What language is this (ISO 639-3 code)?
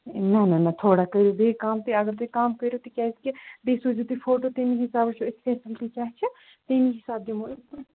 kas